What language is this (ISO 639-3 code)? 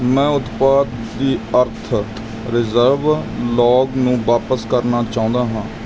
pan